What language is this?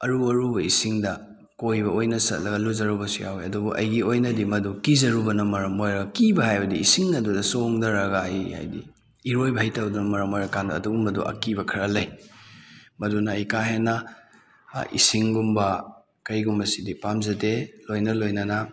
Manipuri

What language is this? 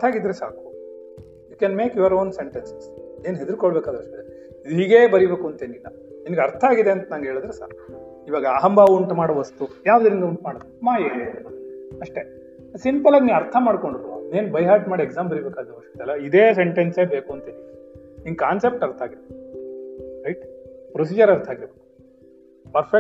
Kannada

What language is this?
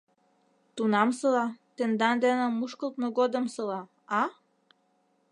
Mari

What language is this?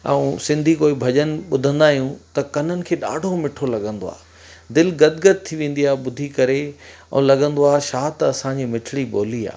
Sindhi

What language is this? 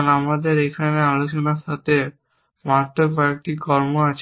Bangla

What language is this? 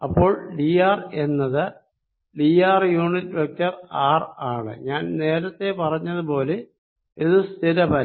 Malayalam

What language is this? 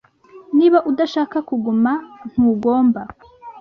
Kinyarwanda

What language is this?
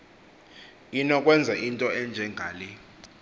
Xhosa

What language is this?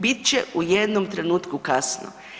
Croatian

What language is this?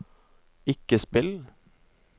Norwegian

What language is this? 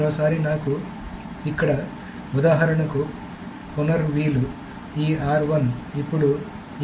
Telugu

